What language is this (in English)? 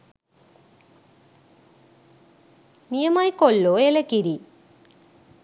Sinhala